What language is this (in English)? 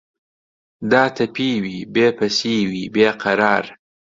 Central Kurdish